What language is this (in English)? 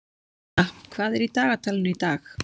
Icelandic